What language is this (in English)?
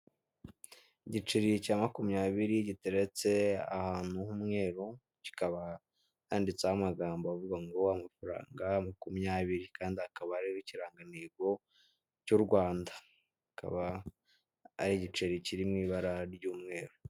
Kinyarwanda